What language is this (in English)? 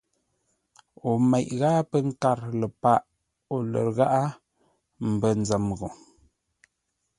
Ngombale